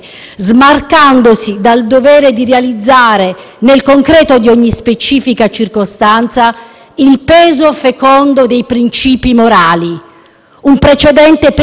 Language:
Italian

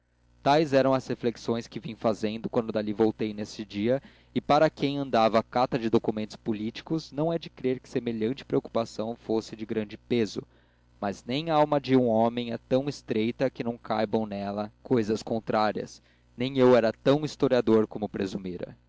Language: Portuguese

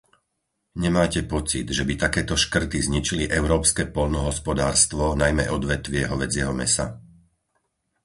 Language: Slovak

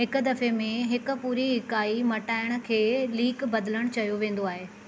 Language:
Sindhi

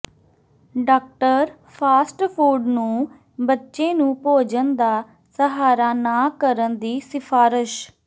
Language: Punjabi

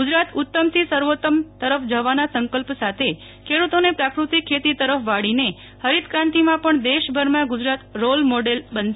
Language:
Gujarati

